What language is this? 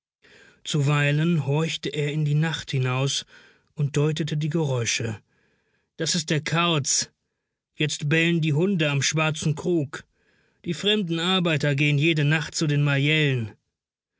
German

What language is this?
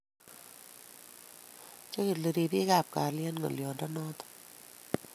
Kalenjin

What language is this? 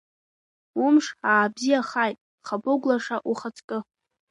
Abkhazian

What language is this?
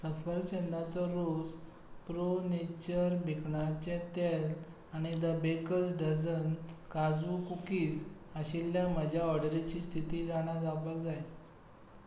Konkani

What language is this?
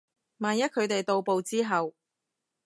Cantonese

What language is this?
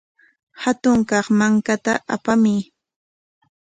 Corongo Ancash Quechua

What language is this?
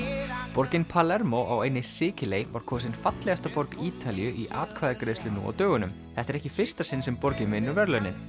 Icelandic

